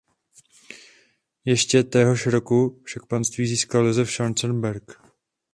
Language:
Czech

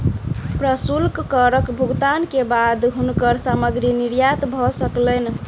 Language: Maithili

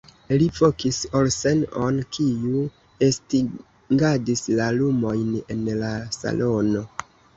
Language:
Esperanto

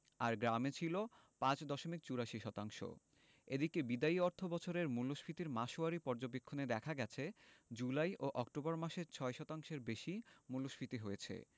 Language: Bangla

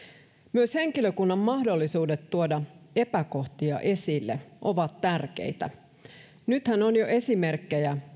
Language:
Finnish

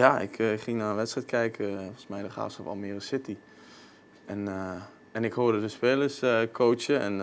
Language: Dutch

